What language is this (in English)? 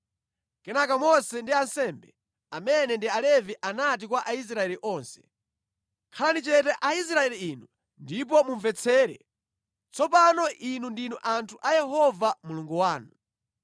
Nyanja